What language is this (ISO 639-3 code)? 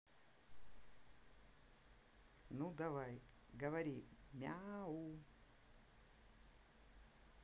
rus